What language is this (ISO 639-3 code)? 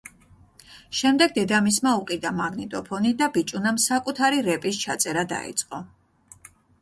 kat